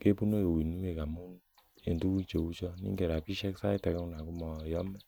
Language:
Kalenjin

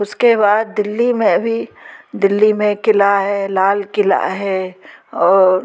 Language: Hindi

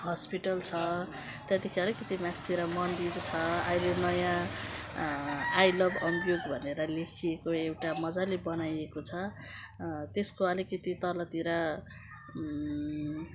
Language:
Nepali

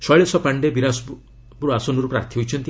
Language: Odia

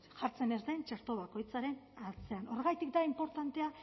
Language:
Basque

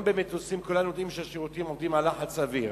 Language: Hebrew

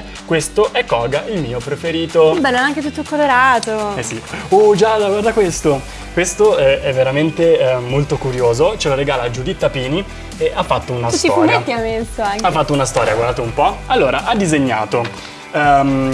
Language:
Italian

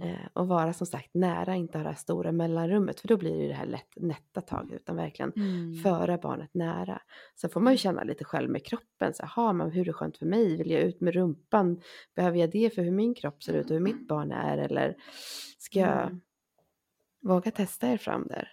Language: Swedish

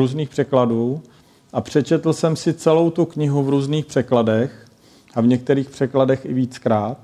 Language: Czech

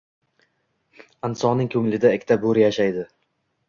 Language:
Uzbek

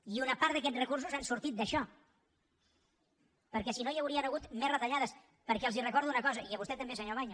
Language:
Catalan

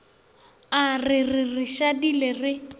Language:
Northern Sotho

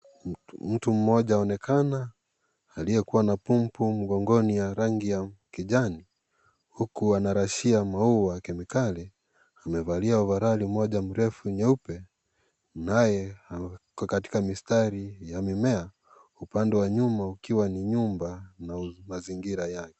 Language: Swahili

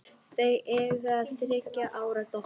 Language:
Icelandic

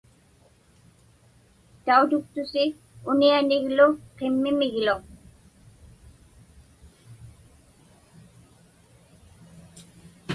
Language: Inupiaq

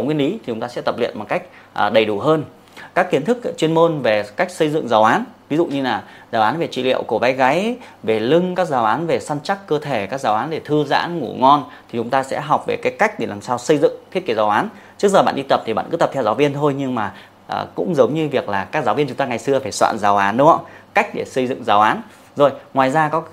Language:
Vietnamese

